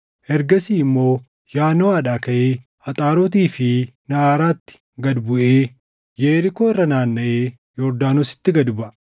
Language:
Oromo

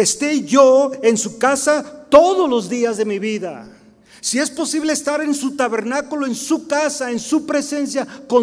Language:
Spanish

